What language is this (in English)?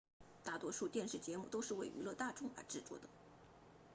Chinese